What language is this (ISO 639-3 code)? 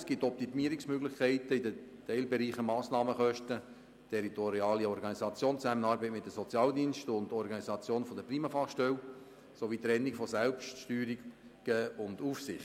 gsw